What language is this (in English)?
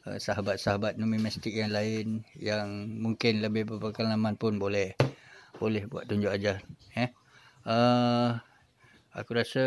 Malay